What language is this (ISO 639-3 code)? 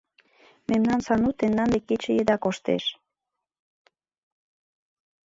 chm